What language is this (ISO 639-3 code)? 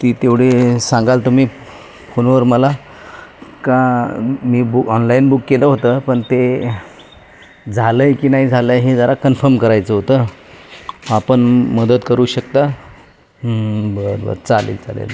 mar